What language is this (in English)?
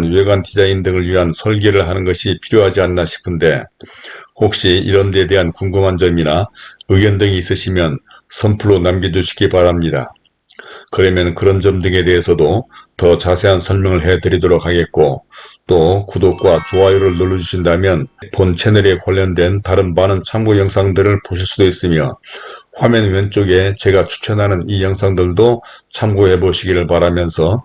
Korean